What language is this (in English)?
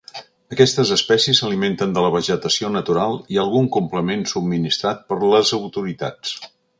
Catalan